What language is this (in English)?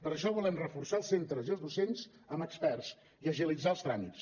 Catalan